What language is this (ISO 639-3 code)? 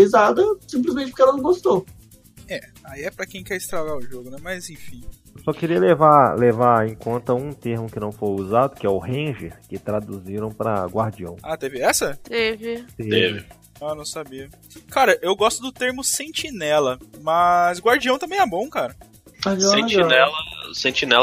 por